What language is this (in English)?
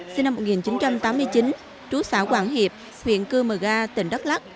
Vietnamese